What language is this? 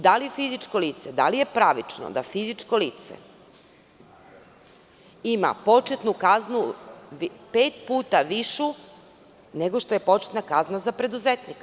Serbian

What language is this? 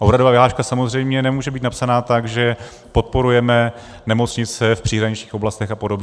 Czech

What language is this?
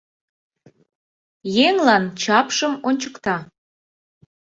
Mari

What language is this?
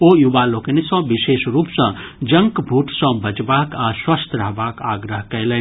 Maithili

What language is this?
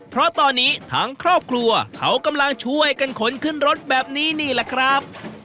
Thai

